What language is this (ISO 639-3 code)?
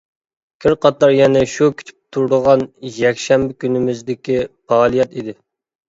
uig